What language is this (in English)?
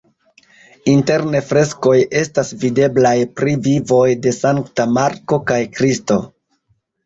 Esperanto